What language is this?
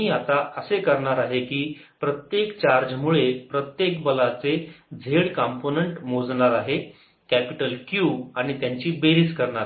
Marathi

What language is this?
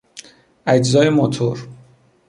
Persian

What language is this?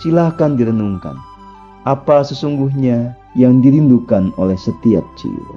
Indonesian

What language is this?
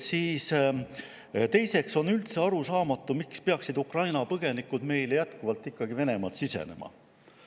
Estonian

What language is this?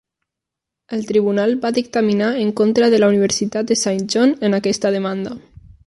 Catalan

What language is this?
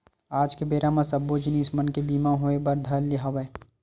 Chhattisgarhi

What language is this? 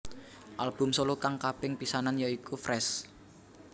Javanese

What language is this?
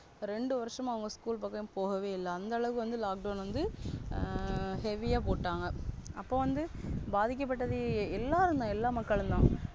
Tamil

